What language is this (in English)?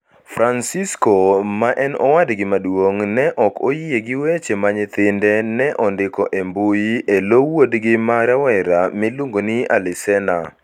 Luo (Kenya and Tanzania)